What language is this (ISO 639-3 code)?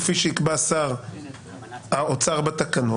heb